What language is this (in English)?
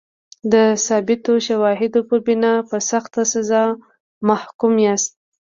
Pashto